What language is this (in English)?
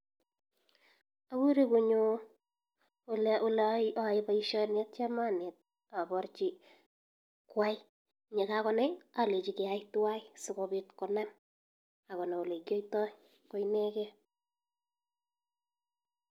Kalenjin